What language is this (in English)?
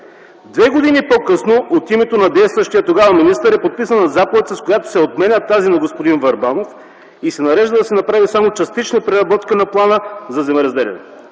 Bulgarian